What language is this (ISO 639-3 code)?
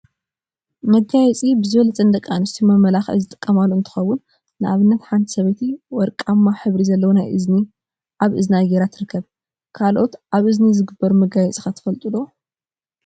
tir